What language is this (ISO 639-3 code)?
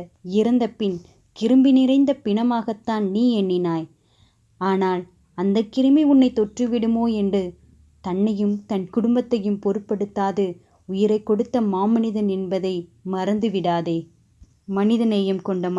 tam